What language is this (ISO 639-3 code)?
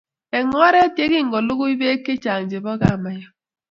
kln